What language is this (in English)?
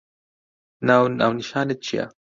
Central Kurdish